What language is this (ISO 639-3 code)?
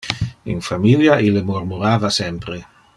ina